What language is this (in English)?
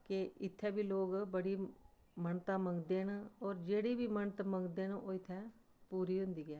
Dogri